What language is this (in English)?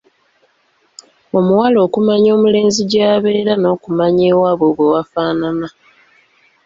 Ganda